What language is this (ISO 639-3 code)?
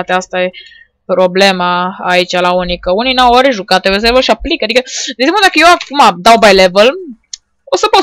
ron